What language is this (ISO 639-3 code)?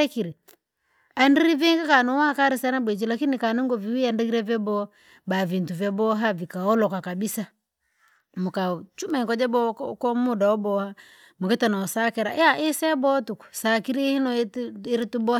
lag